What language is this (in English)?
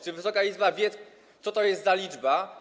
Polish